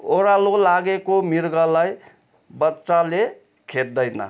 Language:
Nepali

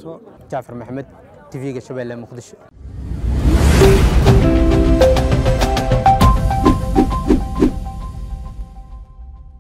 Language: Arabic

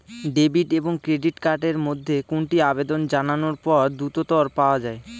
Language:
Bangla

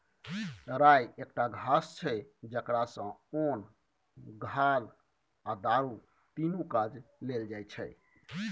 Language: Maithili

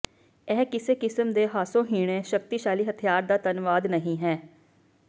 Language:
Punjabi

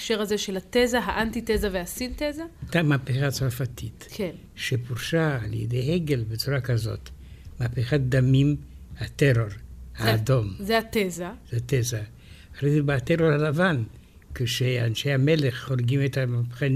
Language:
Hebrew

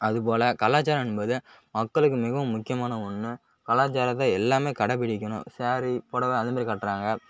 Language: Tamil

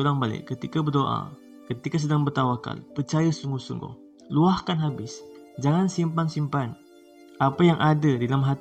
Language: Malay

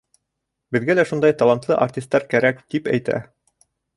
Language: Bashkir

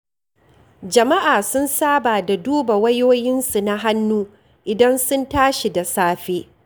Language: Hausa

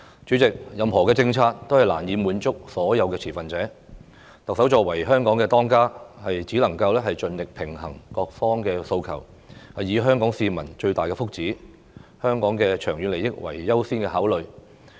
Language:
Cantonese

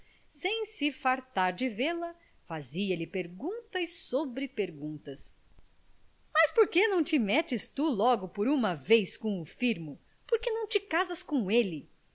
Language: Portuguese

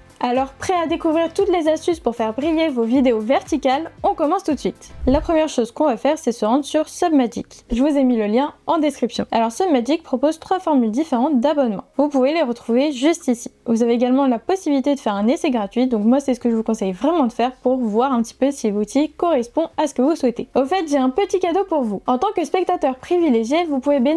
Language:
French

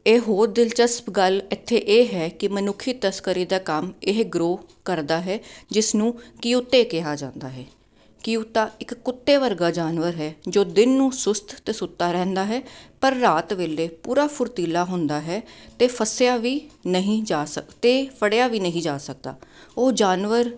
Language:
Punjabi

